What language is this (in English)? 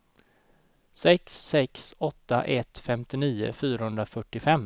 Swedish